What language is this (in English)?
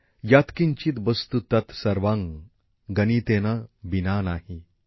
Bangla